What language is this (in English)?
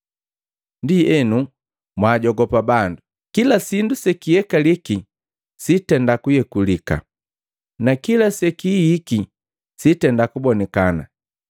Matengo